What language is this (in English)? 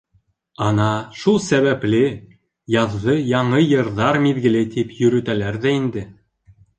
Bashkir